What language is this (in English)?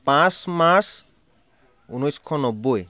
Assamese